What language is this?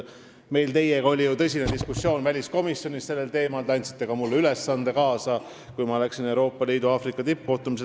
Estonian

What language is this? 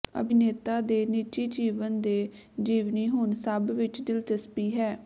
Punjabi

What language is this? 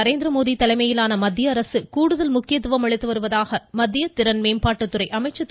Tamil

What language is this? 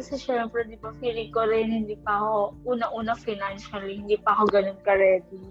Filipino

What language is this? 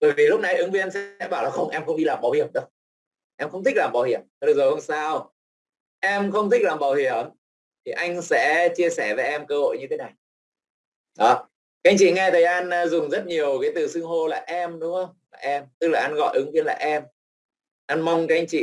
Vietnamese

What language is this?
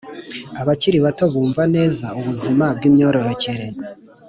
Kinyarwanda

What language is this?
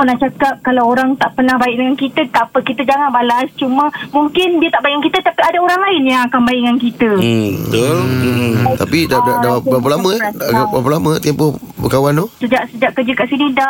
Malay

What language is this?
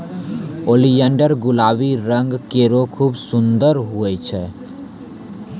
Maithili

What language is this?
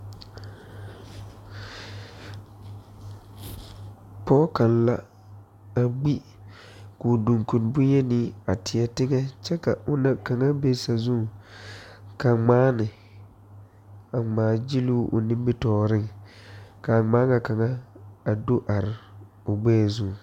Southern Dagaare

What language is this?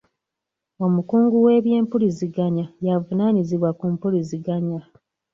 Ganda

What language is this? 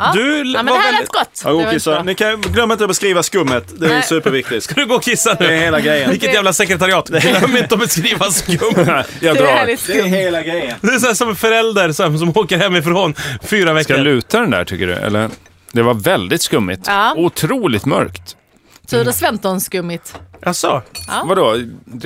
Swedish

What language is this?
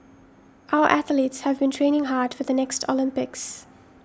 English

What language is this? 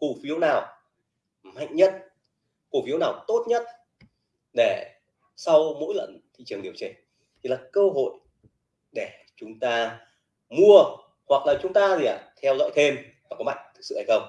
Vietnamese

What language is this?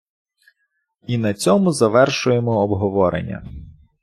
Ukrainian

